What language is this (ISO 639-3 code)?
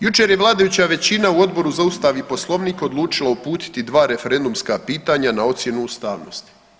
hrv